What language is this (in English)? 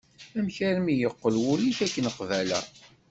Kabyle